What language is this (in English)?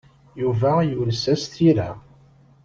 Kabyle